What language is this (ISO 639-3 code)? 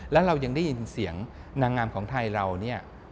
tha